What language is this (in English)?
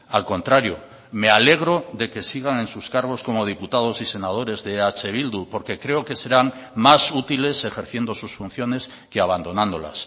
Spanish